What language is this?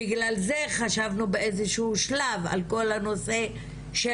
Hebrew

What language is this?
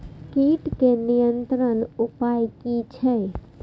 Maithili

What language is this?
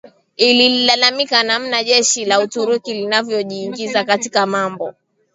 Swahili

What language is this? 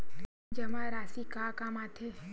Chhattisgarhi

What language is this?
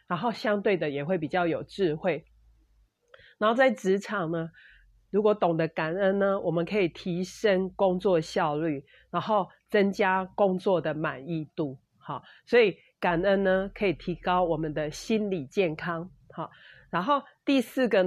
Chinese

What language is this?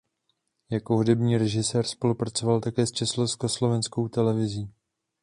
Czech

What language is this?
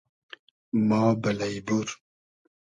Hazaragi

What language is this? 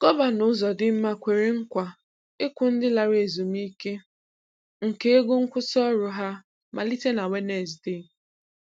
Igbo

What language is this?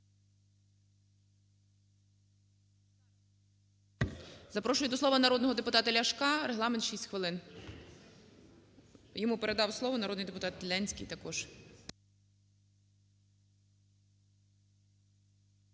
Ukrainian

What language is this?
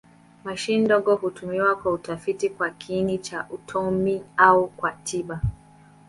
Swahili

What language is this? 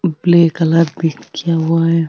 Marwari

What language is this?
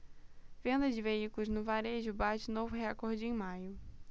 Portuguese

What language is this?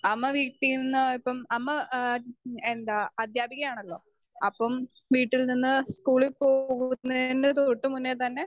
Malayalam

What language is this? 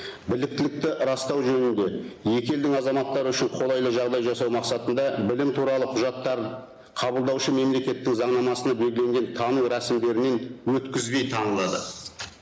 Kazakh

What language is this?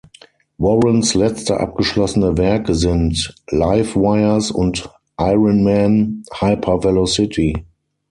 German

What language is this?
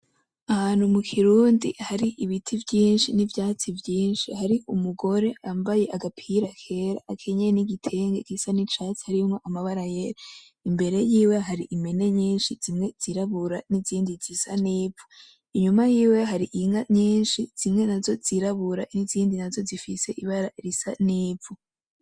Rundi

